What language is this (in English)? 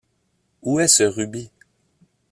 French